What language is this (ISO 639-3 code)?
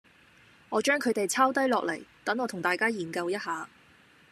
yue